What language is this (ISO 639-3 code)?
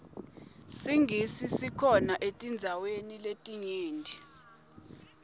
ssw